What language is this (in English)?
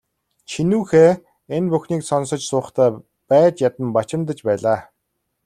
Mongolian